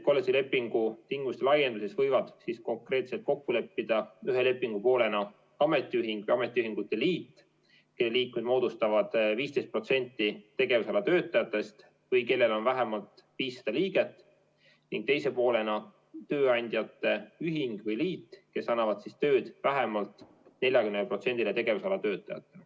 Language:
Estonian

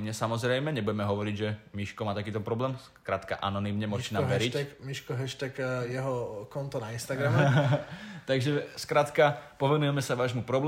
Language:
Slovak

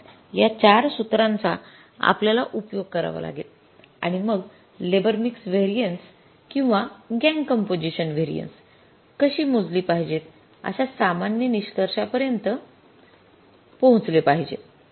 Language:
Marathi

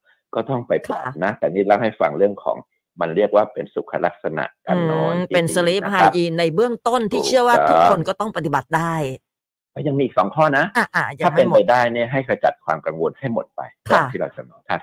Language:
Thai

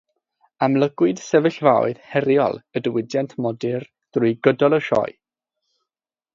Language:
Welsh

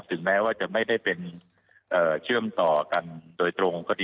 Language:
Thai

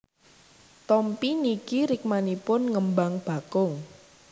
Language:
Javanese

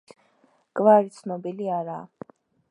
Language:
Georgian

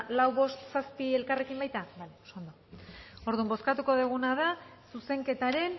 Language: Basque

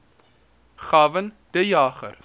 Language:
Afrikaans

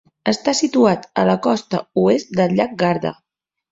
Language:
Catalan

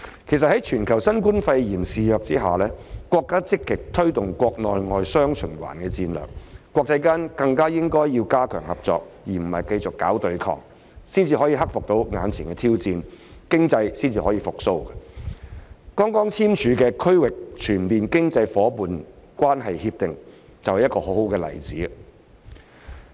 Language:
Cantonese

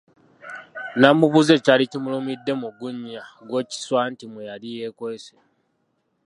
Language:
Ganda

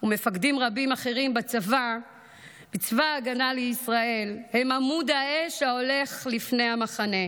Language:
Hebrew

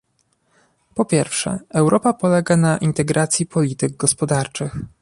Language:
Polish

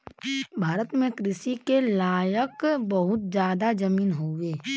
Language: Bhojpuri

